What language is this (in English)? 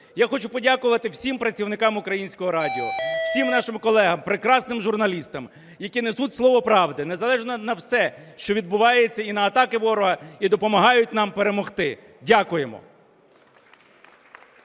Ukrainian